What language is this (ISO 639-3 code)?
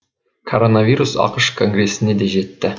kaz